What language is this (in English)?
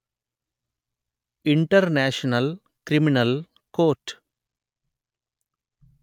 Telugu